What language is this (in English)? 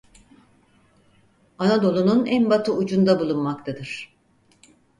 Turkish